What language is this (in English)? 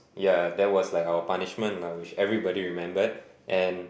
English